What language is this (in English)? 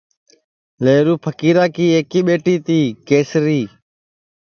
Sansi